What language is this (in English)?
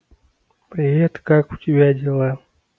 Russian